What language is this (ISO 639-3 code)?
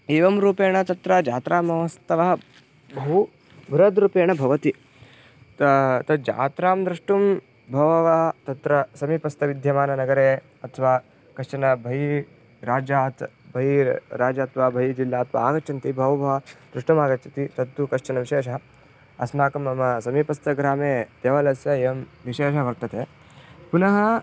san